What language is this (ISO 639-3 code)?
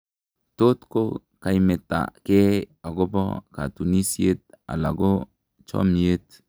kln